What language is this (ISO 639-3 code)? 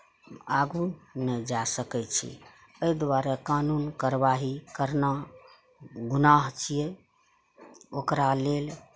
mai